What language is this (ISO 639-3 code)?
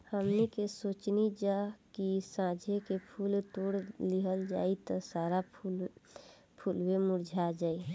bho